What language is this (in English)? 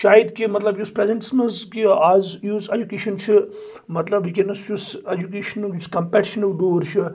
Kashmiri